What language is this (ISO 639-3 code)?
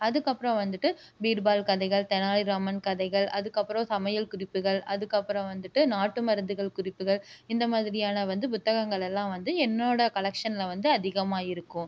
tam